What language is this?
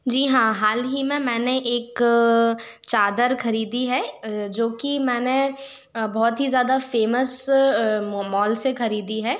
Hindi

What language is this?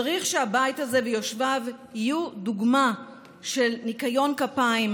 Hebrew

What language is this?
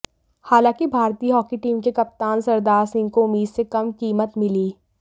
Hindi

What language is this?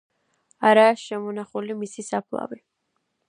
Georgian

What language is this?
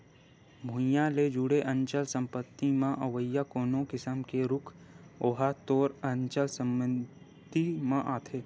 Chhattisgarhi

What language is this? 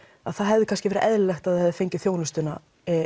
Icelandic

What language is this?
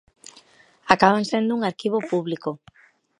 Galician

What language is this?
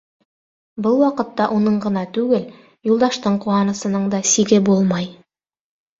Bashkir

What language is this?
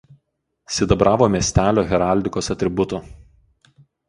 Lithuanian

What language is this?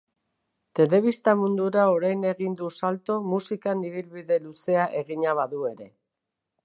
Basque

